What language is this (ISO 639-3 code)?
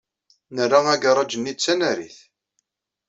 kab